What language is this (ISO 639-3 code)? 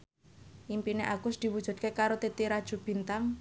jav